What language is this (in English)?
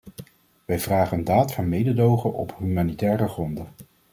Dutch